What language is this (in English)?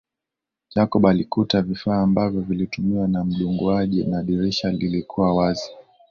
Swahili